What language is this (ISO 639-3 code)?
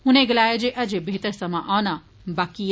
doi